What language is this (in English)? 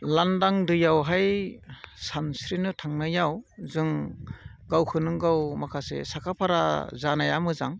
Bodo